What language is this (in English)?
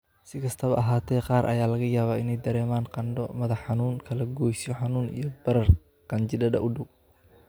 Somali